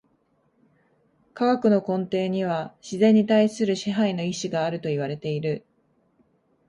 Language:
Japanese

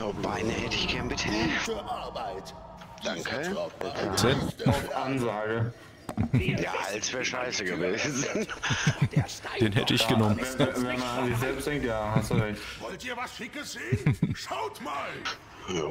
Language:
German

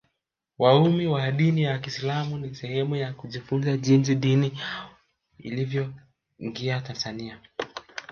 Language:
Swahili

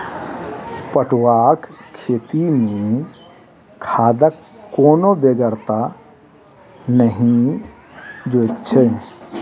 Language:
Maithili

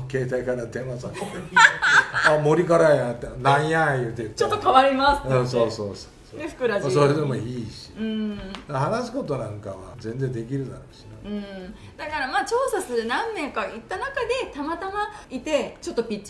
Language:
Japanese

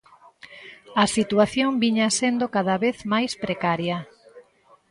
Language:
Galician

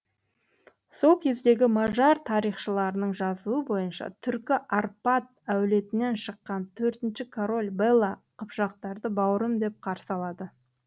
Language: Kazakh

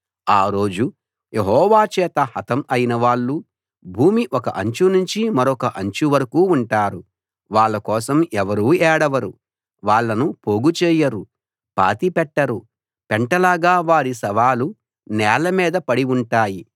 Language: Telugu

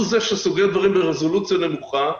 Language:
Hebrew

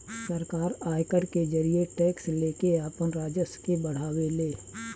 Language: Bhojpuri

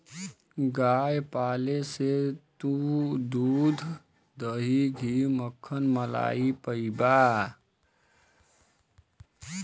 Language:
Bhojpuri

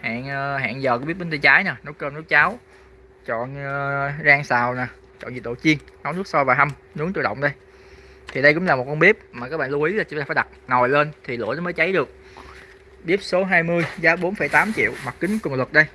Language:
Vietnamese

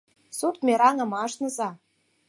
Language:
Mari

